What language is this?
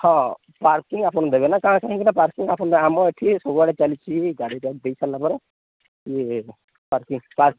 Odia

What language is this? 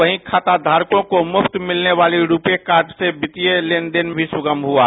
Hindi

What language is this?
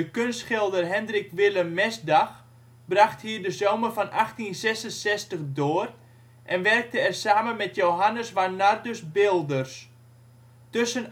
Dutch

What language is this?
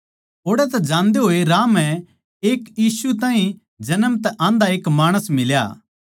Haryanvi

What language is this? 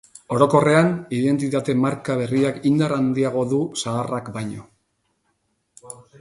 Basque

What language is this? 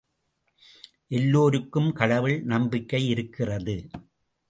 Tamil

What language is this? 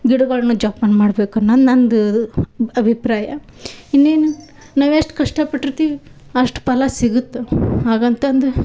Kannada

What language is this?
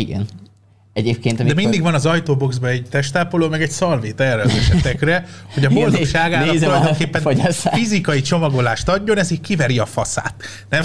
Hungarian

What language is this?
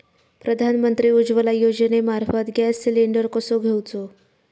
Marathi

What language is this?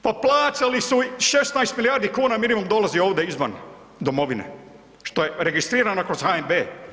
Croatian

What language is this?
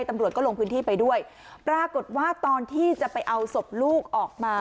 Thai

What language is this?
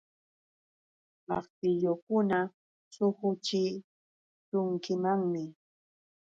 Yauyos Quechua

